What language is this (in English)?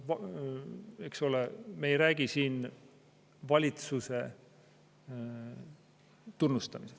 Estonian